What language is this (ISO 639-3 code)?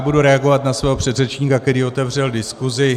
ces